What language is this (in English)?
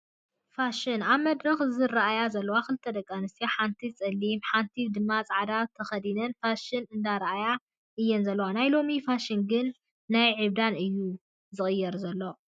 Tigrinya